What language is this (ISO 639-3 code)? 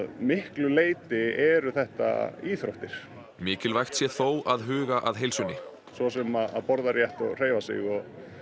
isl